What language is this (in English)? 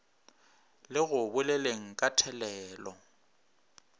Northern Sotho